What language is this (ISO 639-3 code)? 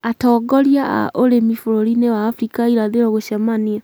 kik